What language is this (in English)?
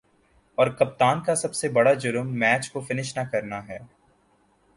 Urdu